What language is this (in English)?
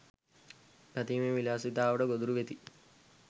Sinhala